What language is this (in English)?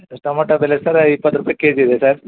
Kannada